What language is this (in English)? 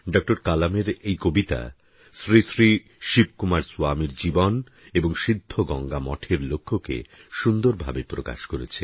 Bangla